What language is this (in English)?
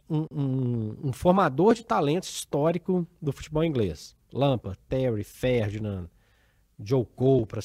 Portuguese